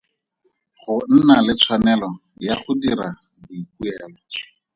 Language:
Tswana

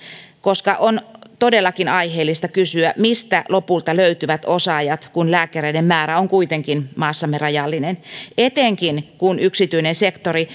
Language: Finnish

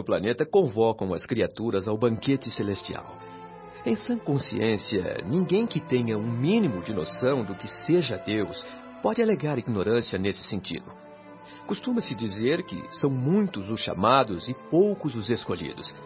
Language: Portuguese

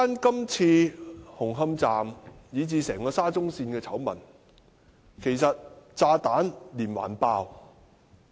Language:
Cantonese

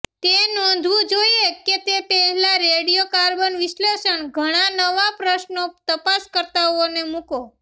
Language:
Gujarati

